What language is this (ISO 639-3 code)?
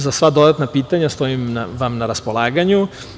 srp